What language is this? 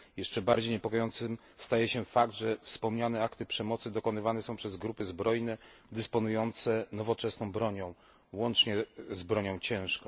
Polish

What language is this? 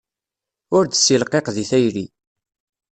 Kabyle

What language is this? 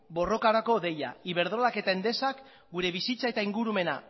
Basque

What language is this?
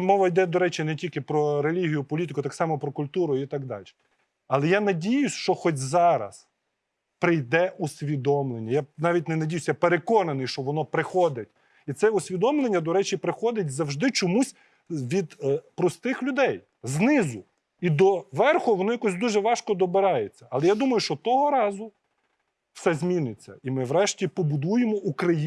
Ukrainian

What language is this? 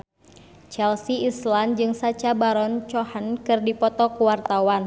Sundanese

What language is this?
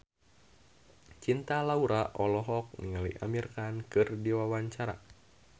Sundanese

